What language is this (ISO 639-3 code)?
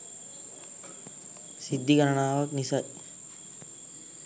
sin